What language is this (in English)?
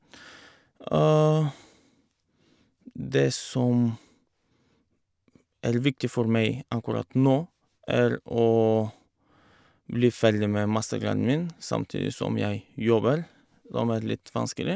Norwegian